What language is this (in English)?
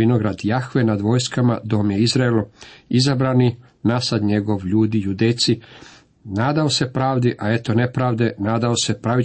Croatian